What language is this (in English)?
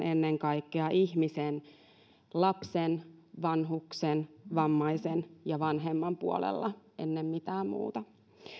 Finnish